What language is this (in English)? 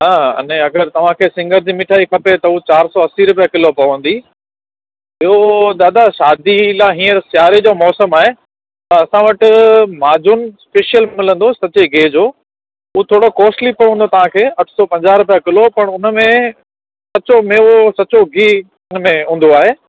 Sindhi